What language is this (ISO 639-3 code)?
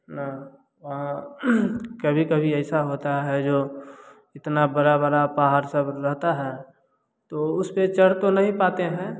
hin